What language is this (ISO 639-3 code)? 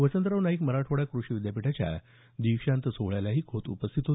mar